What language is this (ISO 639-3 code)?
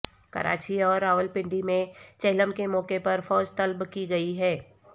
urd